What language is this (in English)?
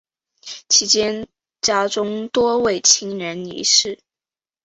Chinese